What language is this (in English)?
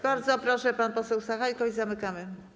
Polish